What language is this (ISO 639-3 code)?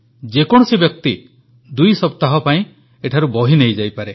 ori